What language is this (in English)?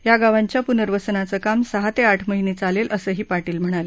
Marathi